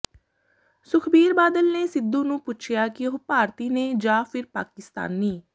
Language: Punjabi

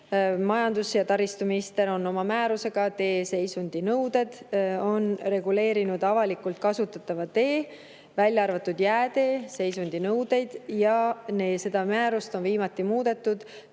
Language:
Estonian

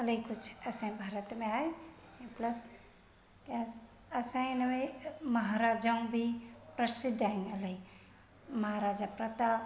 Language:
Sindhi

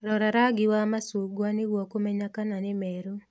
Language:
Kikuyu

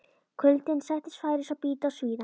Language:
Icelandic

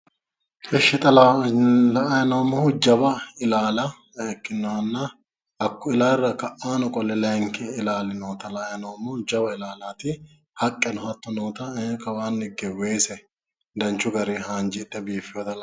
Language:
Sidamo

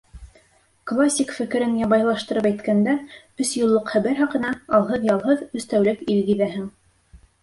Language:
Bashkir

